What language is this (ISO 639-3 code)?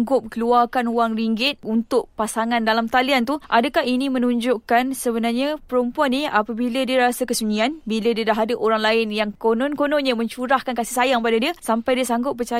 msa